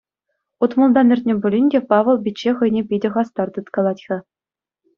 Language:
Chuvash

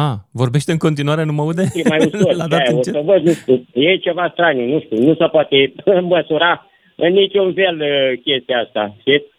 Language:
Romanian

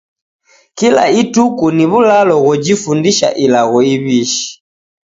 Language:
Taita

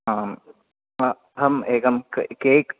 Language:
Sanskrit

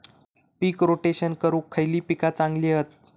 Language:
Marathi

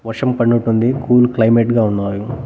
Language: Telugu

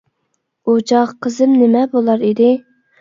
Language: Uyghur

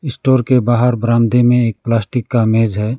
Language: Hindi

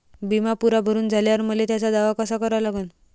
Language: Marathi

